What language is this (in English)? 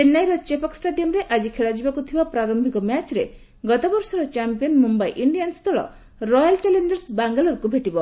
Odia